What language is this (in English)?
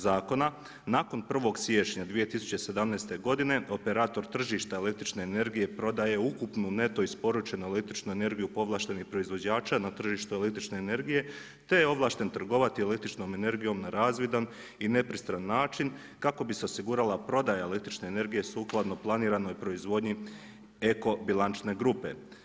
Croatian